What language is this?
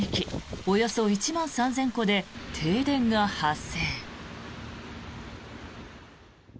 Japanese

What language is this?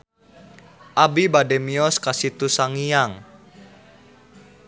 Sundanese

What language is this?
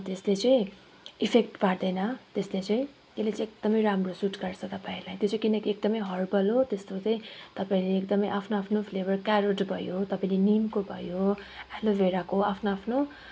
Nepali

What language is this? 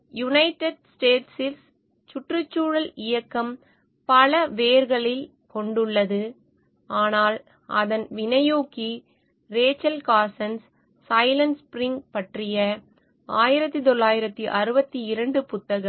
Tamil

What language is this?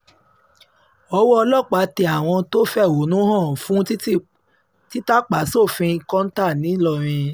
Yoruba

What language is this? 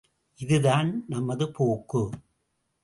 Tamil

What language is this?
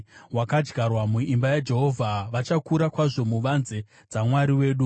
Shona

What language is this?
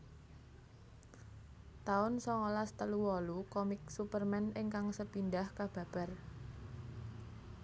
Javanese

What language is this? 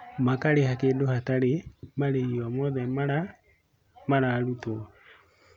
Kikuyu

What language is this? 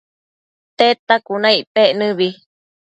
Matsés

